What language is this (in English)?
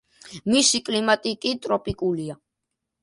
Georgian